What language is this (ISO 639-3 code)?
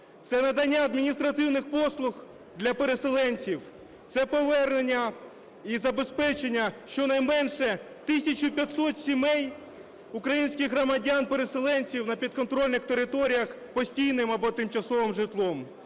ukr